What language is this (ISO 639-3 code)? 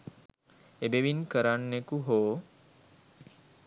sin